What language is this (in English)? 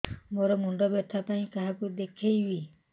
Odia